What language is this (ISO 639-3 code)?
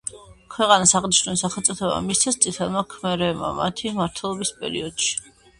kat